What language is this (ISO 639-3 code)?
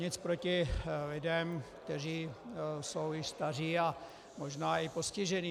ces